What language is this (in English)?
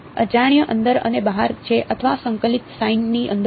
Gujarati